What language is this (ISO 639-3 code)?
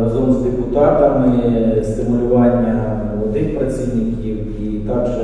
ukr